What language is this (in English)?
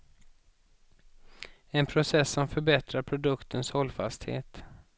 Swedish